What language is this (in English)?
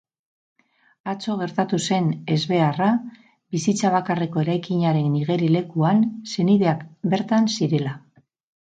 Basque